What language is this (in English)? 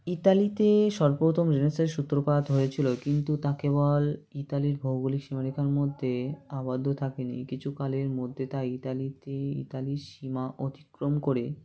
Bangla